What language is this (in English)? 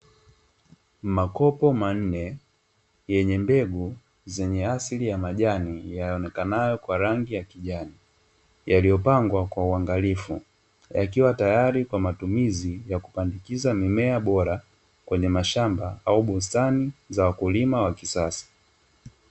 Swahili